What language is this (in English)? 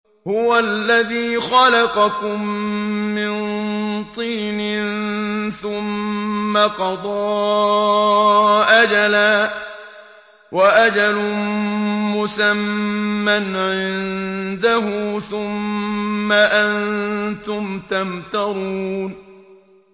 Arabic